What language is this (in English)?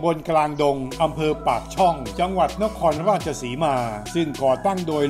Thai